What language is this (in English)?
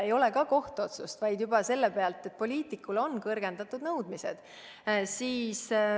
Estonian